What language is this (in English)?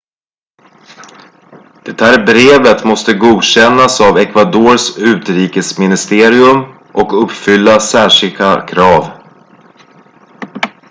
Swedish